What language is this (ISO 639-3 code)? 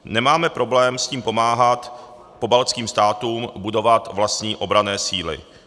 ces